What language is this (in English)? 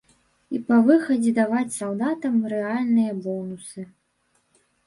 Belarusian